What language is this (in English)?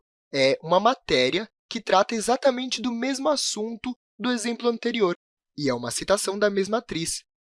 Portuguese